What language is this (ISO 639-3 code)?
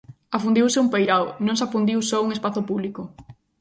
glg